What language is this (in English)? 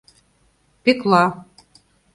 Mari